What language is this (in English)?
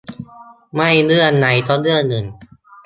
Thai